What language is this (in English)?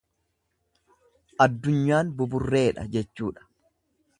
Oromo